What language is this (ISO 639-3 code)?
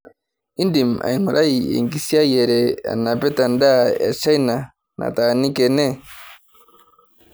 mas